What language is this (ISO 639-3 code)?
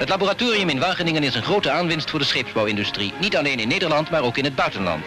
nld